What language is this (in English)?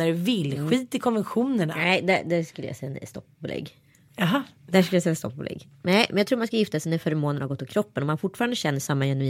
Swedish